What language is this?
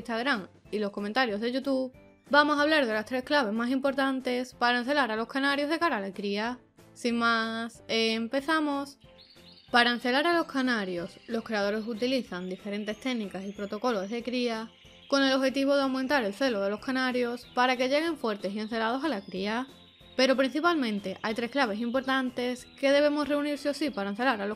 Spanish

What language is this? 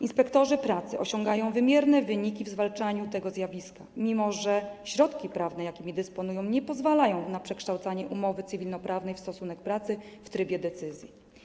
Polish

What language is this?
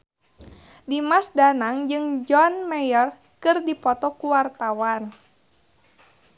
Sundanese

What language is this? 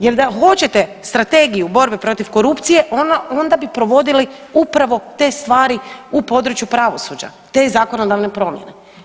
Croatian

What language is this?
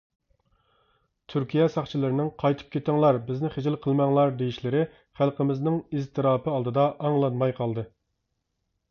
Uyghur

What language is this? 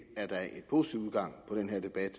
Danish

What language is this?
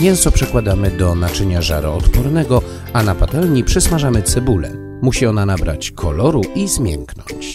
Polish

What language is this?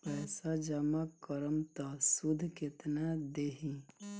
Bhojpuri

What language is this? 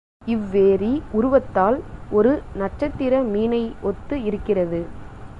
Tamil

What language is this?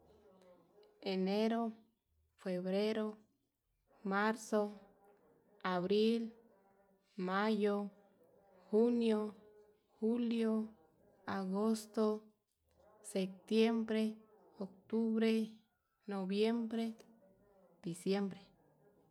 Yutanduchi Mixtec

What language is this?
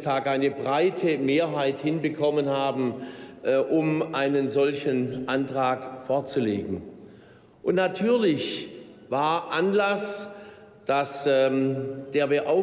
German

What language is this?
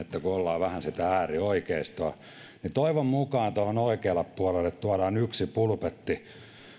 Finnish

